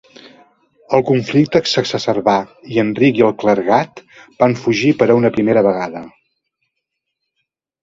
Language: Catalan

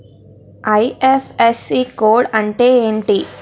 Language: Telugu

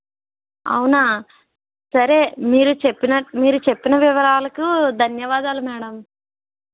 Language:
Telugu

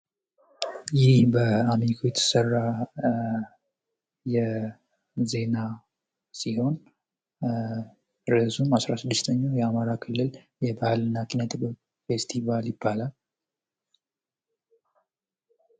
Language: Amharic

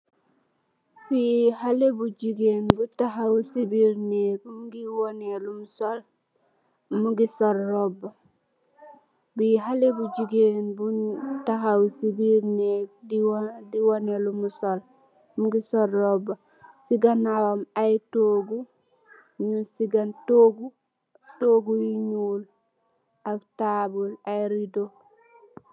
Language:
Wolof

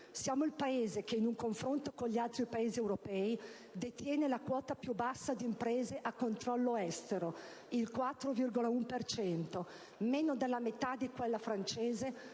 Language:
Italian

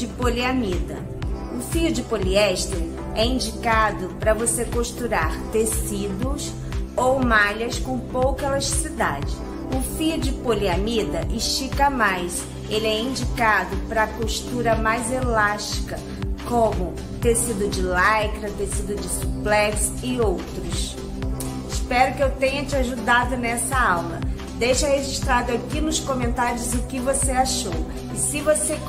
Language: Portuguese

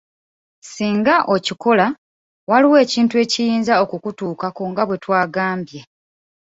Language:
Ganda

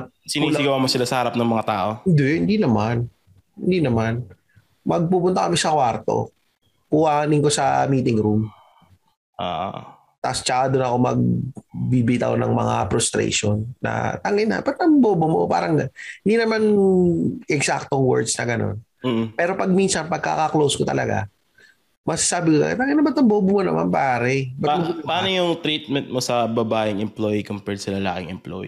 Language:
Filipino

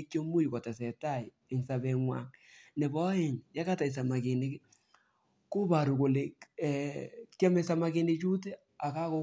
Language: Kalenjin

